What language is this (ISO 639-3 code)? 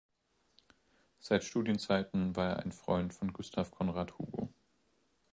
deu